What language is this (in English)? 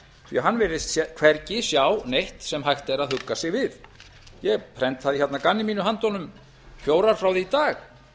Icelandic